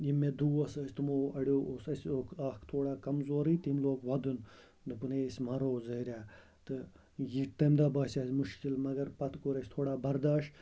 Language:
Kashmiri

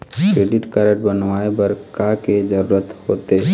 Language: Chhattisgarhi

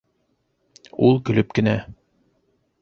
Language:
Bashkir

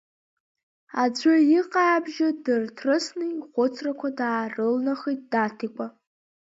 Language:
Abkhazian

